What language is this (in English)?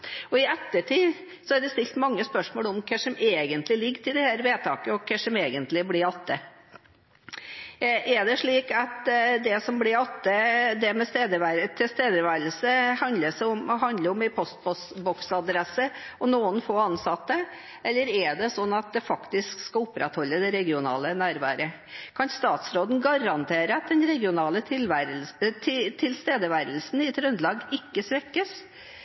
Norwegian Bokmål